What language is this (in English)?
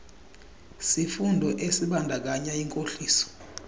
Xhosa